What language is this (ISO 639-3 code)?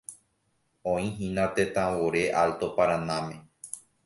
grn